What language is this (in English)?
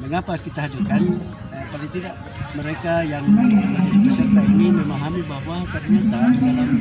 Indonesian